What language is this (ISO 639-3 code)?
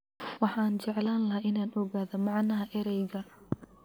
som